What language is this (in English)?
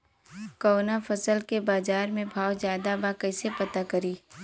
Bhojpuri